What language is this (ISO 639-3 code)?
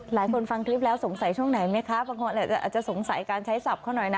tha